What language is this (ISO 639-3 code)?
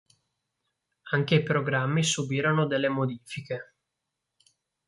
ita